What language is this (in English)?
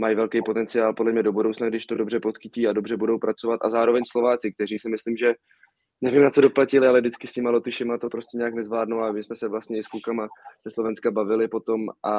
Czech